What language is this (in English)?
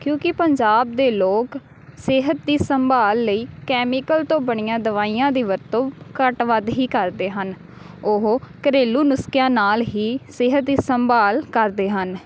Punjabi